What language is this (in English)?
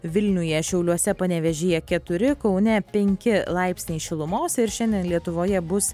Lithuanian